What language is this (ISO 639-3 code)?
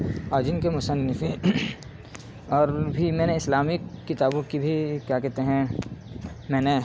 urd